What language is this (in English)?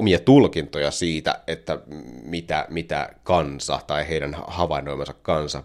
Finnish